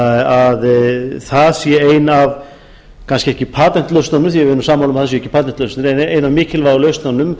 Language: Icelandic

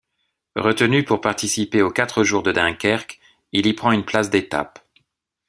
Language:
French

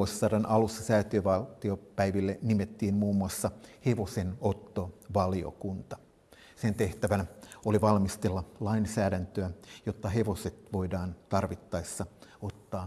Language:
Finnish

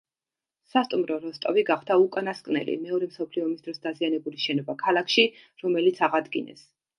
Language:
Georgian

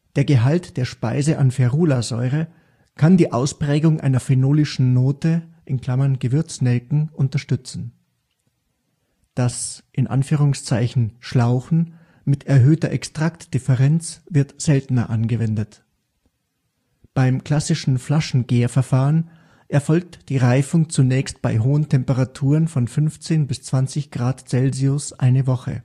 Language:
German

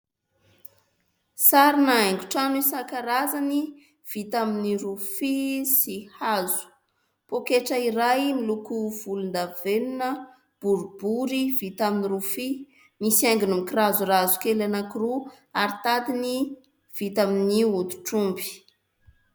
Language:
Malagasy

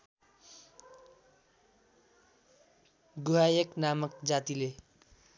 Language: Nepali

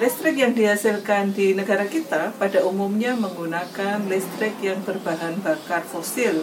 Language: Indonesian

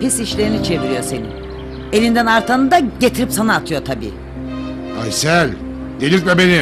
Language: Turkish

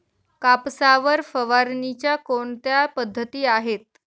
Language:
Marathi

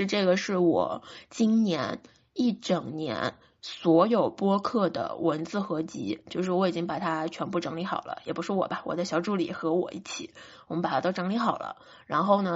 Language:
Chinese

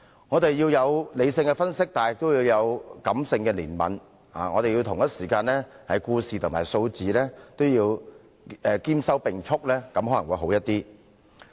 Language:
Cantonese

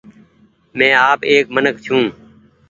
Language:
Goaria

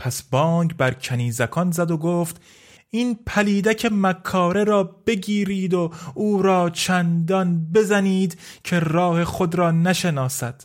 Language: Persian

